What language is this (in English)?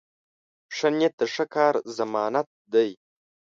Pashto